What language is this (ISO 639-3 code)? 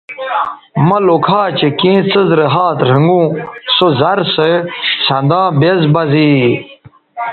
btv